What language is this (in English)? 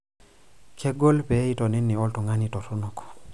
Masai